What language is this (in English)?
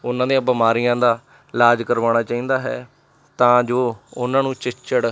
Punjabi